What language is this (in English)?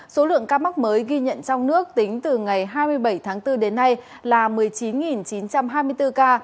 Vietnamese